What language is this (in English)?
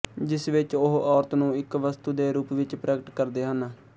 Punjabi